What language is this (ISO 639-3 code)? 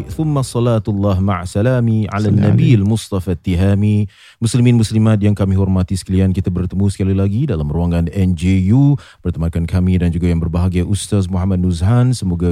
msa